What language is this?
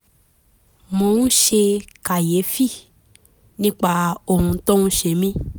Yoruba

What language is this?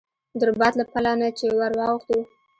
Pashto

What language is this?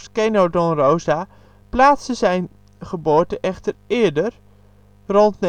Dutch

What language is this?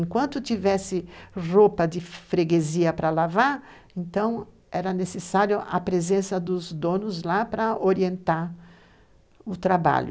Portuguese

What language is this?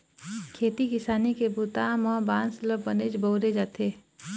Chhattisgarhi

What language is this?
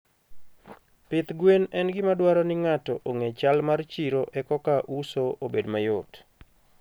Luo (Kenya and Tanzania)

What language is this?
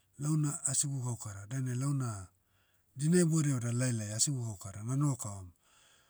Motu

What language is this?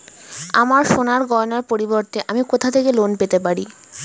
Bangla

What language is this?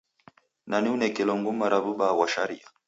Taita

